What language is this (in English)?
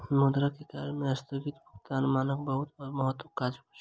Maithili